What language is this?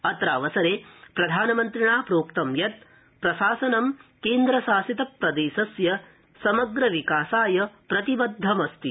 Sanskrit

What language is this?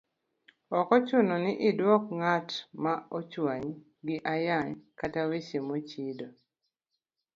Luo (Kenya and Tanzania)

